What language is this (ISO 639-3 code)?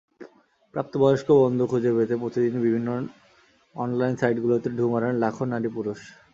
ben